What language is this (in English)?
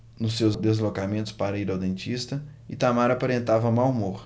Portuguese